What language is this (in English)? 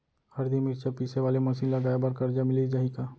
Chhattisgarhi